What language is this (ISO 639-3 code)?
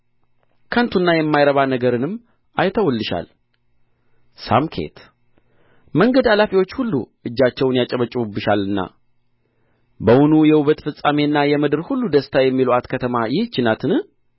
amh